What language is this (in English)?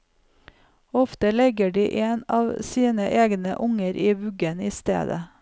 Norwegian